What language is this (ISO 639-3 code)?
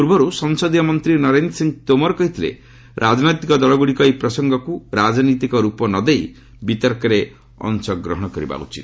ori